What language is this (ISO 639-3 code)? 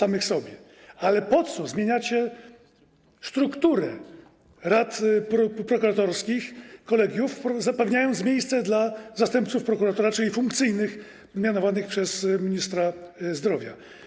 pol